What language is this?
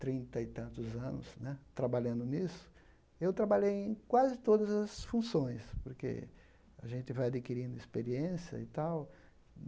Portuguese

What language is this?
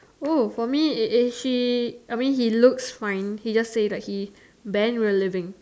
English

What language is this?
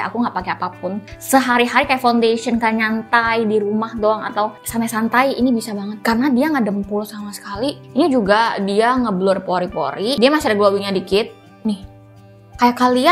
Indonesian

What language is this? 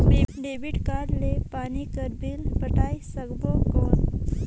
Chhattisgarhi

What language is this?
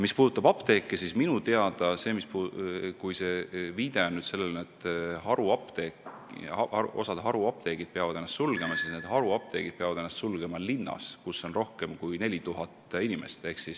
Estonian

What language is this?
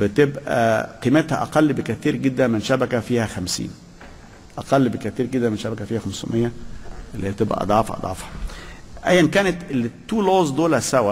Arabic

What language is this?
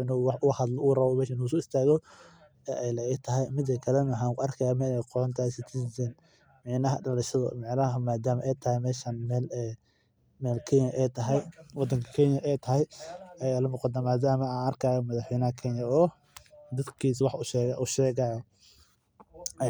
Somali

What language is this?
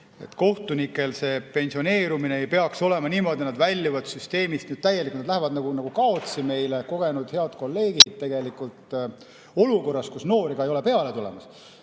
Estonian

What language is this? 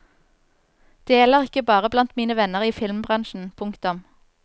Norwegian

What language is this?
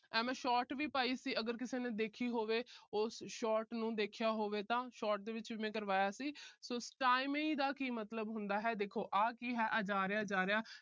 Punjabi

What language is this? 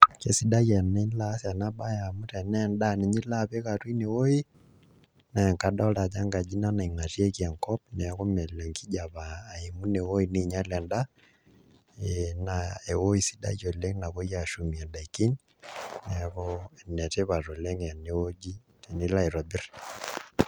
Masai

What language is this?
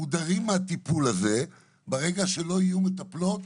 Hebrew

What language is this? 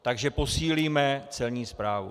Czech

